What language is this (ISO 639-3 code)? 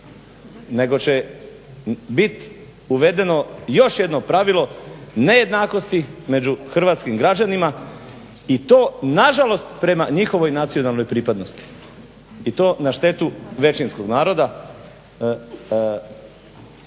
hrv